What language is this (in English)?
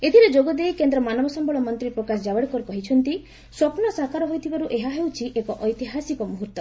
Odia